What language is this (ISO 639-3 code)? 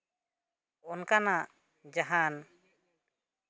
sat